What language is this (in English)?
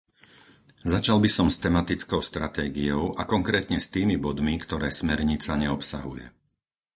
Slovak